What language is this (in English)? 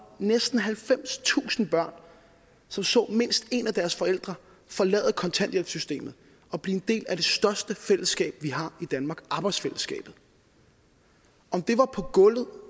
Danish